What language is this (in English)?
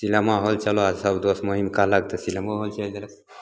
Maithili